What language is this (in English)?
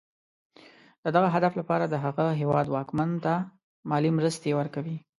Pashto